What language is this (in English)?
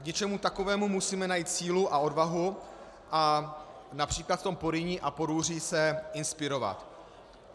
Czech